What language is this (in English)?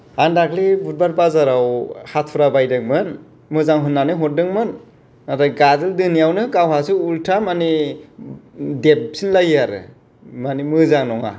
Bodo